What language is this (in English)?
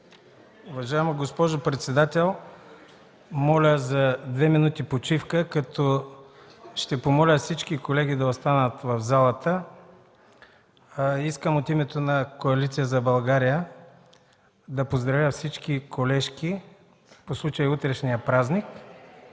Bulgarian